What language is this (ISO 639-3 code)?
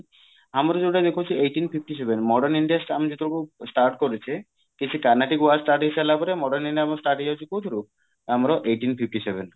ori